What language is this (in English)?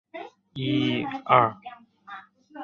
Chinese